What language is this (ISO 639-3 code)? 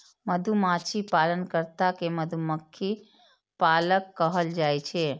mai